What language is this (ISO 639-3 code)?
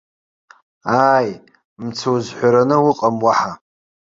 abk